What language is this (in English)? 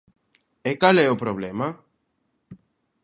Galician